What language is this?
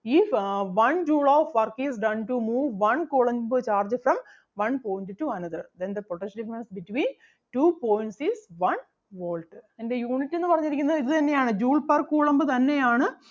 Malayalam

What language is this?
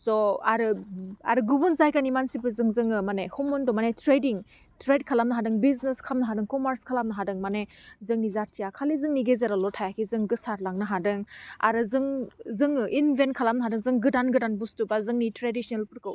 Bodo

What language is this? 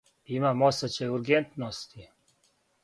Serbian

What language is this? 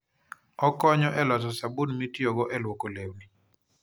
Luo (Kenya and Tanzania)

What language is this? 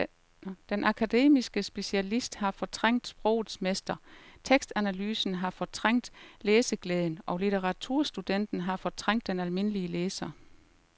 Danish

